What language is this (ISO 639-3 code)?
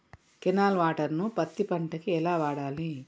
tel